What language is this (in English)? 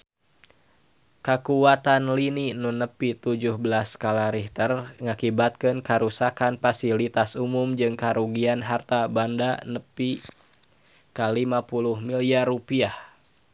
Sundanese